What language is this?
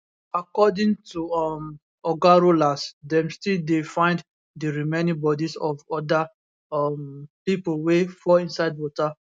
Nigerian Pidgin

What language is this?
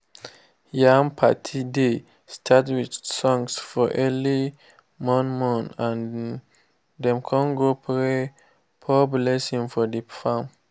Nigerian Pidgin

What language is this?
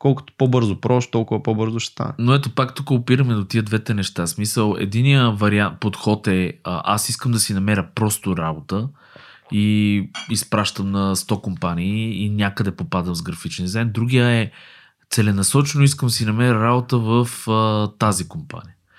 Bulgarian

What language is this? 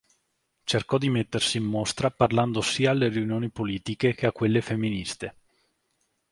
Italian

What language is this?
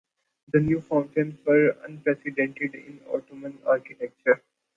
English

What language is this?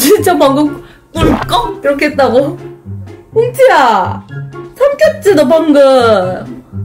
Korean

